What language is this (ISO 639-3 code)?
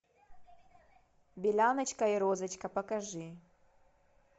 rus